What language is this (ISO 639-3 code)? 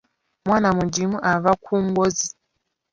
lug